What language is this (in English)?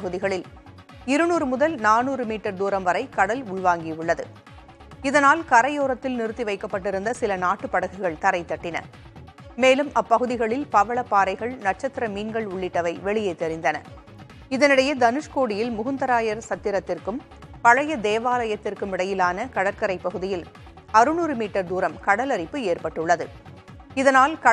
Tamil